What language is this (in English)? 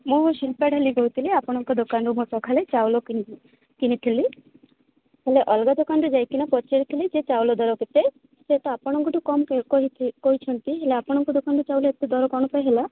Odia